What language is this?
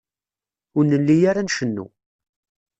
Kabyle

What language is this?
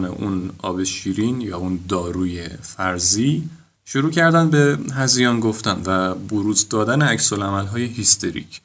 Persian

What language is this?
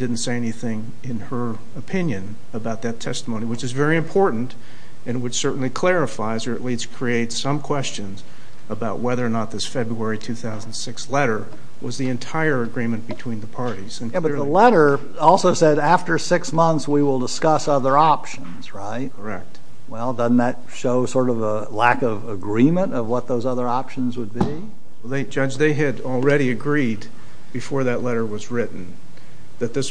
English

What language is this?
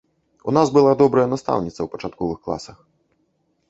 Belarusian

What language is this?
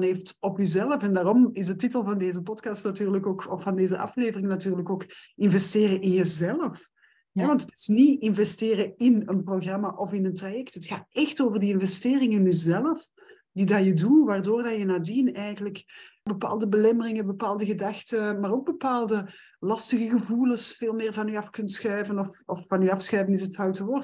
Dutch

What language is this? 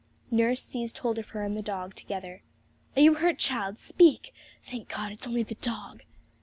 English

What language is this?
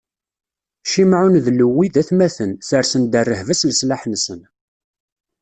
Kabyle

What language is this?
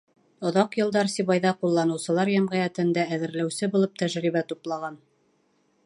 Bashkir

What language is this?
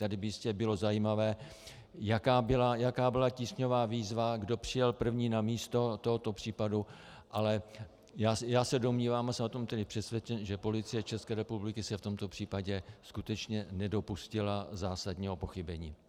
Czech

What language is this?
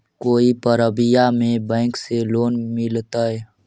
Magahi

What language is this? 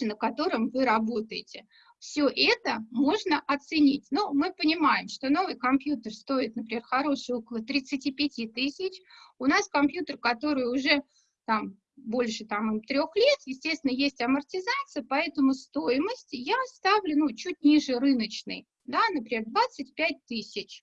Russian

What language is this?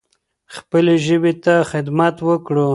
Pashto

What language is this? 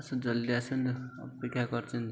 Odia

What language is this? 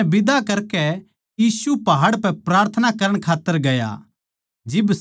Haryanvi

